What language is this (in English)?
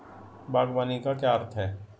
Hindi